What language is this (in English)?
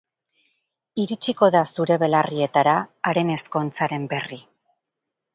Basque